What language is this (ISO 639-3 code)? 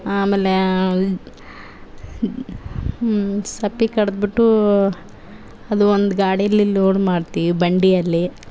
kan